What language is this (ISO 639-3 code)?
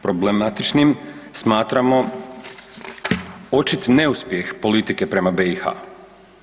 hrv